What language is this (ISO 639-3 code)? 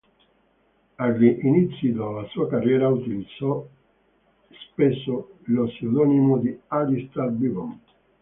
ita